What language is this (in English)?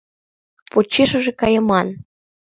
Mari